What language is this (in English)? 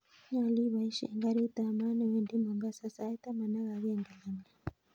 Kalenjin